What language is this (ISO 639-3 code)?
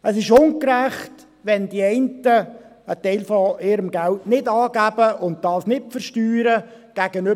gsw